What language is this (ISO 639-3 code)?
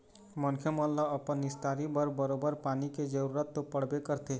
hne